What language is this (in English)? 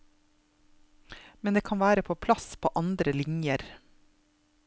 Norwegian